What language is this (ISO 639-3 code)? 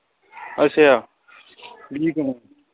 pan